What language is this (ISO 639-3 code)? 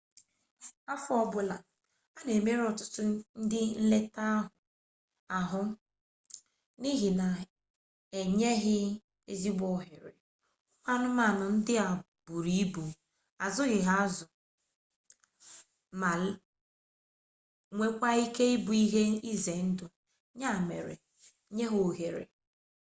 ibo